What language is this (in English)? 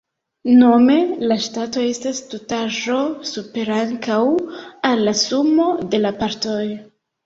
Esperanto